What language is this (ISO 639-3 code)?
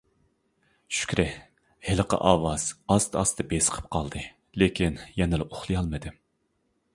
uig